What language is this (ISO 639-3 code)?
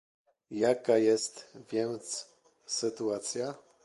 pol